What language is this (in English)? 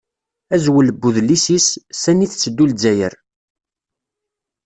Kabyle